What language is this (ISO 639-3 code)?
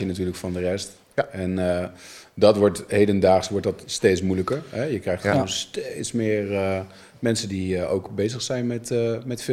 nld